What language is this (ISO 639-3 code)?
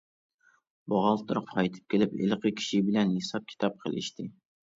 uig